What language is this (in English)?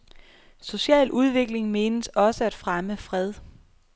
Danish